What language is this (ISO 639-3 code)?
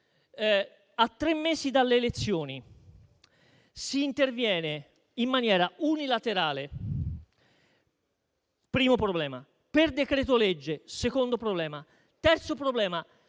ita